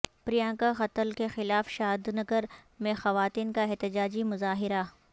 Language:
Urdu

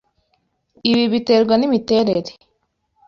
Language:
Kinyarwanda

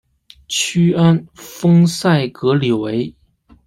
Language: Chinese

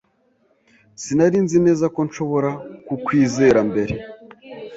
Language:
Kinyarwanda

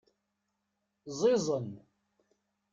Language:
Kabyle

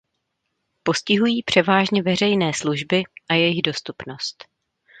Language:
Czech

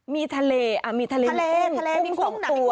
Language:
Thai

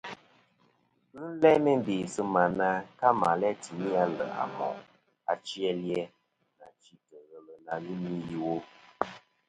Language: Kom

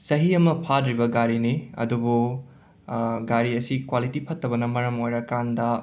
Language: Manipuri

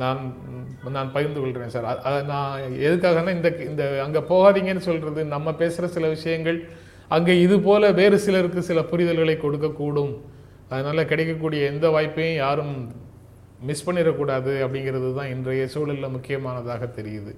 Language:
Tamil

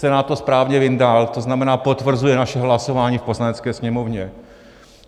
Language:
Czech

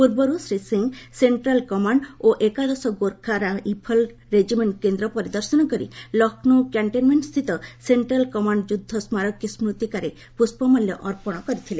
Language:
Odia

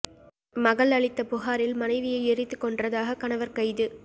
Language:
Tamil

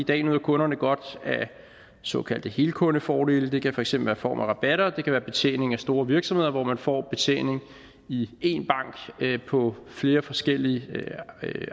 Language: Danish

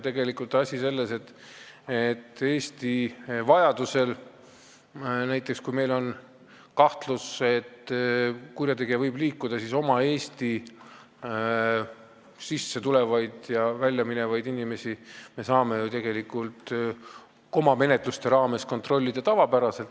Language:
Estonian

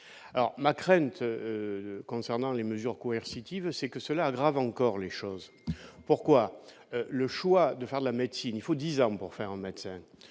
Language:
French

